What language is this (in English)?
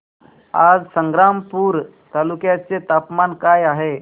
Marathi